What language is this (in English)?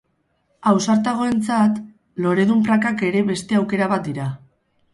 Basque